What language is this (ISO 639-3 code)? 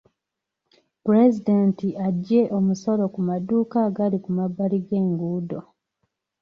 lug